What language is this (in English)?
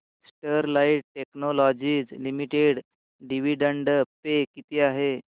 Marathi